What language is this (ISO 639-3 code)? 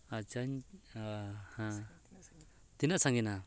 sat